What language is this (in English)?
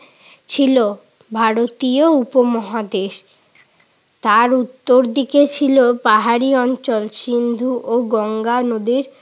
Bangla